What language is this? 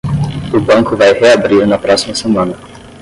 Portuguese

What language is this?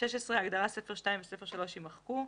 Hebrew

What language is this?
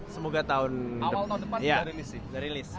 Indonesian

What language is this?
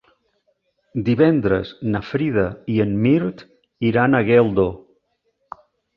Catalan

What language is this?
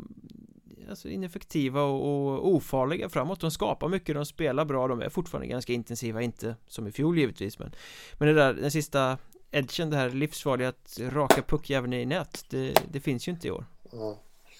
Swedish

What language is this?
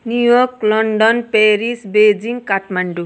Nepali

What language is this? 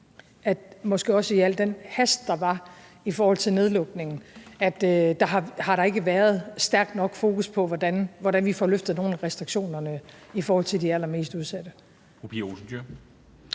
Danish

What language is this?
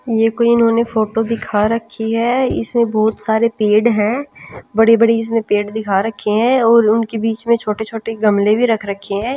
Hindi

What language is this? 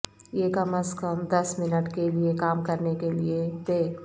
Urdu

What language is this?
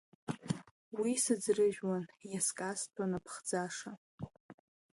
Abkhazian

